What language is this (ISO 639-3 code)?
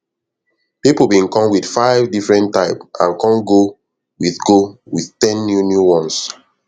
pcm